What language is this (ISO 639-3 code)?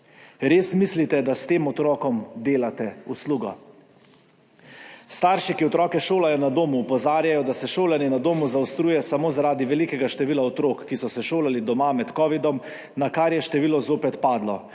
slv